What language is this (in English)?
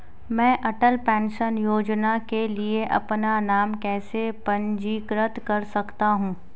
Hindi